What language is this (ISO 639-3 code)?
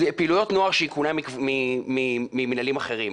heb